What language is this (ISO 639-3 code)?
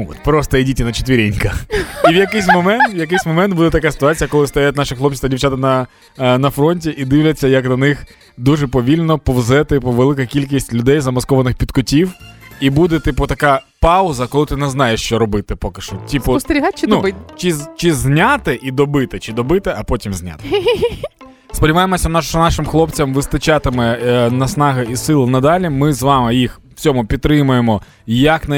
ukr